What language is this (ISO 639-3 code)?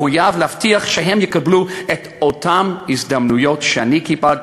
heb